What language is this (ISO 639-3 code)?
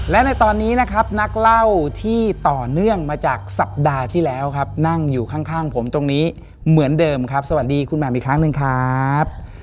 tha